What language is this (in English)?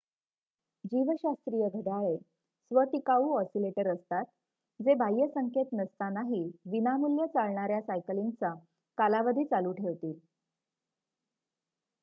Marathi